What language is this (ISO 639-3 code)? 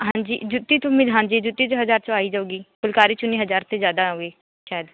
pan